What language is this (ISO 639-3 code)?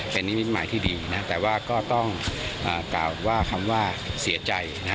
tha